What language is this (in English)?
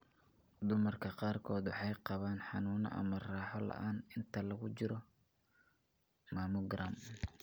Somali